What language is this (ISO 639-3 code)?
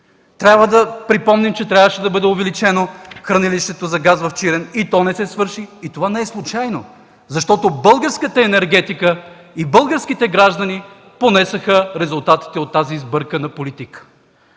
bul